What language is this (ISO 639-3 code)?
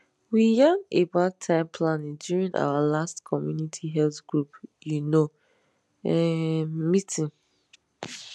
pcm